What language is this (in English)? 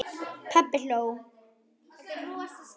Icelandic